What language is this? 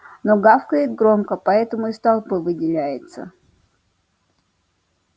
Russian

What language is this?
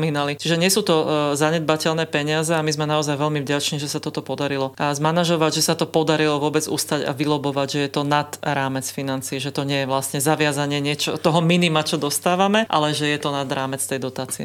Slovak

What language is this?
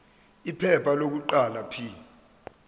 Zulu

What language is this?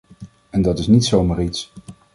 Dutch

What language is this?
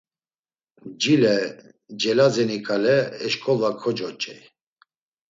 Laz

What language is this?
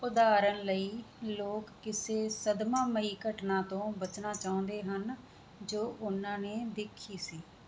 Punjabi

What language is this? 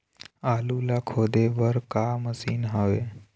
Chhattisgarhi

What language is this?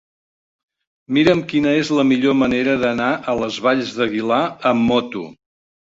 Catalan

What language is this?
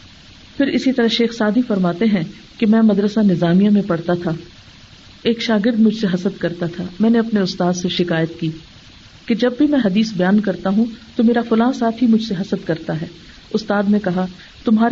Urdu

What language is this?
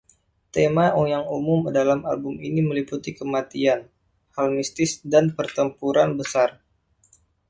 Indonesian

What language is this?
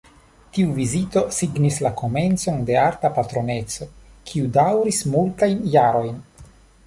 Esperanto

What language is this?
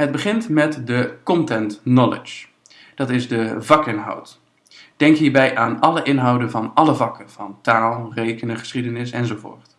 Dutch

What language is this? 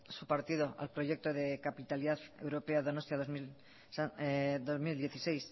Spanish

